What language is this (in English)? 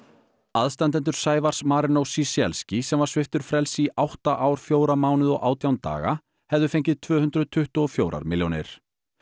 Icelandic